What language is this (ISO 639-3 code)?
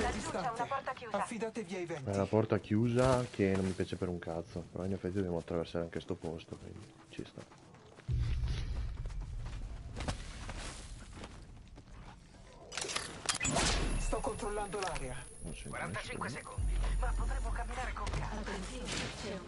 ita